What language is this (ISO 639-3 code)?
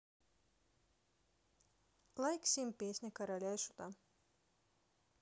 rus